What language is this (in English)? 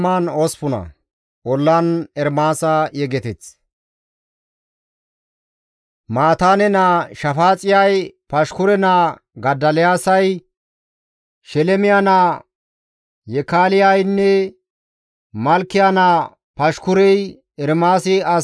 Gamo